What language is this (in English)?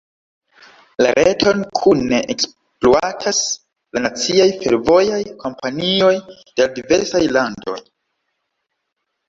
Esperanto